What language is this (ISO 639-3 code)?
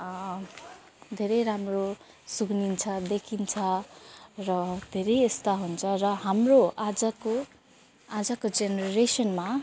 nep